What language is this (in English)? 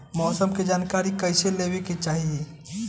Bhojpuri